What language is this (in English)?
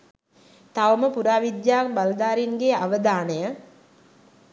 Sinhala